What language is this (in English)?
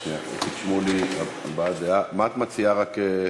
Hebrew